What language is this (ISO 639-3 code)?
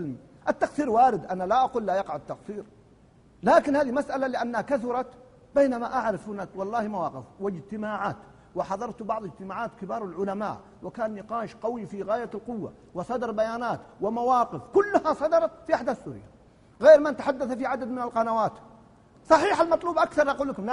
ara